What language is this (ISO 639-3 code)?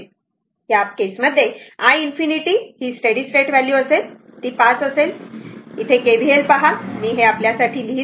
mar